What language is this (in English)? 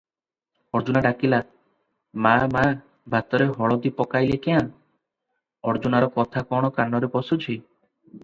Odia